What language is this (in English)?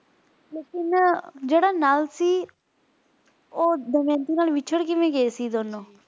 Punjabi